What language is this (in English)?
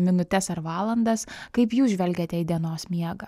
Lithuanian